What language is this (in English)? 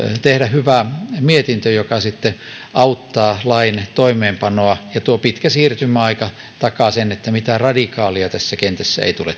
Finnish